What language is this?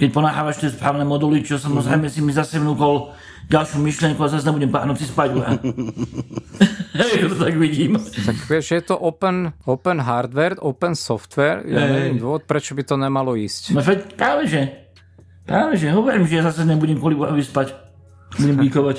Slovak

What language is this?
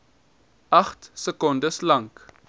Afrikaans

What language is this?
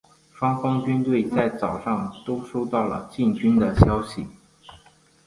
Chinese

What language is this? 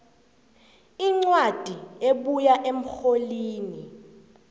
South Ndebele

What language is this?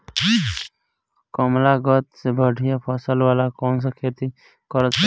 Bhojpuri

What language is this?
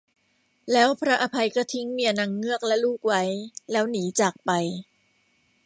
Thai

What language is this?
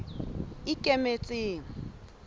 Southern Sotho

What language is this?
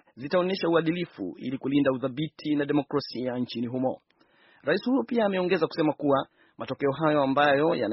Swahili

